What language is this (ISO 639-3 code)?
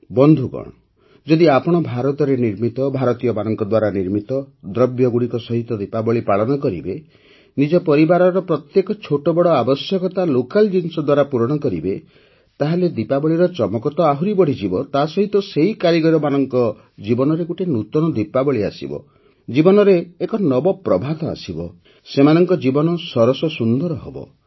ori